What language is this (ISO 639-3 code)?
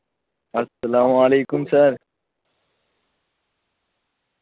urd